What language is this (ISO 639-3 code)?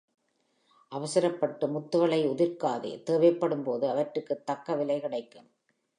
tam